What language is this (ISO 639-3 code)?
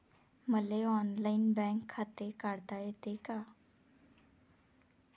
mar